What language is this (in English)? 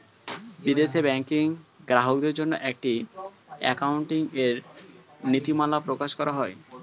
Bangla